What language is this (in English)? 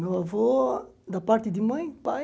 Portuguese